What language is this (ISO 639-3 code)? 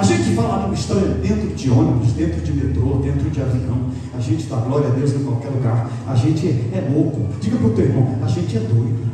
por